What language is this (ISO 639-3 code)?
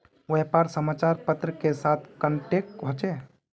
mag